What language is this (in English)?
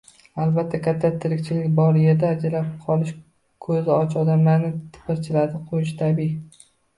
Uzbek